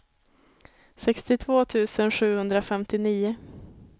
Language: Swedish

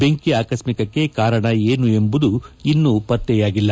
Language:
Kannada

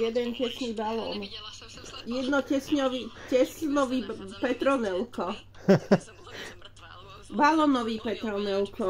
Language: Czech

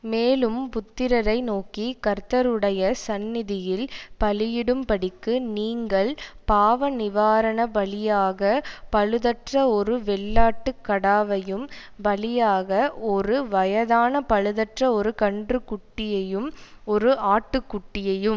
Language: Tamil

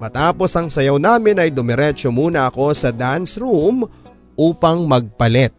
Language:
Filipino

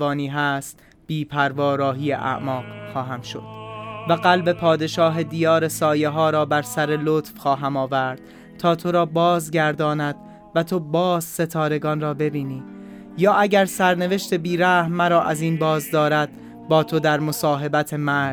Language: Persian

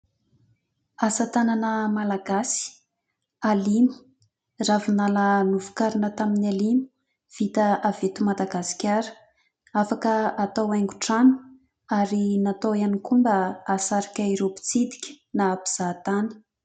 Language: Malagasy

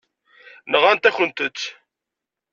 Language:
Kabyle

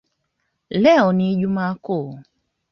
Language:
Swahili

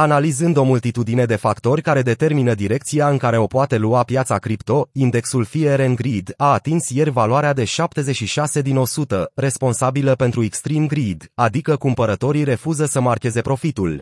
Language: Romanian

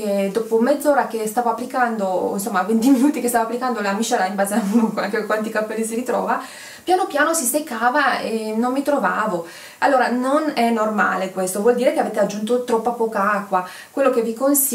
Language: Italian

